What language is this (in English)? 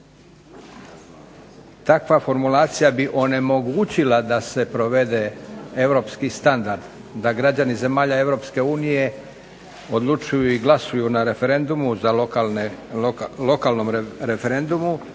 Croatian